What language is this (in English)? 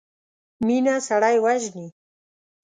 Pashto